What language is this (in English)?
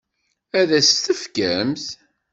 Kabyle